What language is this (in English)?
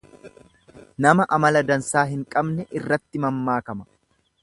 Oromo